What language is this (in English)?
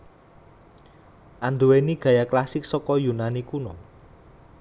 Javanese